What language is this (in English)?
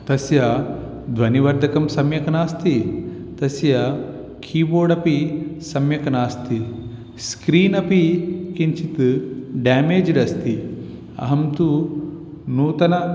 Sanskrit